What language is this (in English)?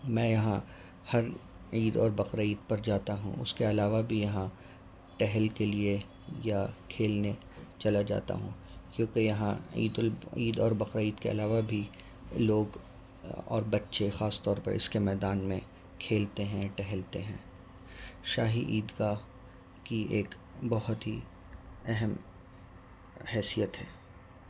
Urdu